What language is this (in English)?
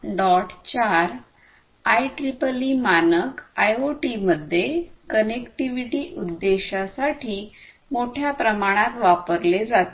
Marathi